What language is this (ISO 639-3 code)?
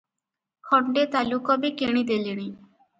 ori